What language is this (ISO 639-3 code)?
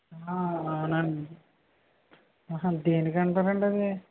tel